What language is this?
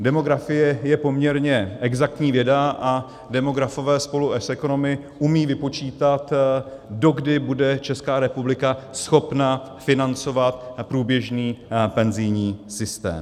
Czech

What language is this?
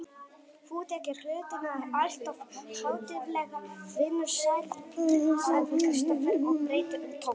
Icelandic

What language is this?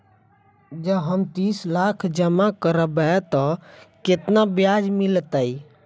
Maithili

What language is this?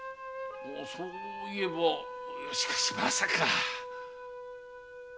Japanese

